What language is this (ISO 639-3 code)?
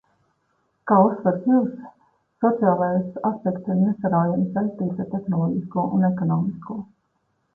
lav